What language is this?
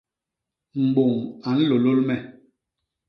Basaa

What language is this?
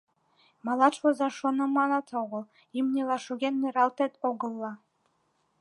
Mari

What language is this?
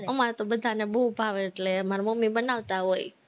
Gujarati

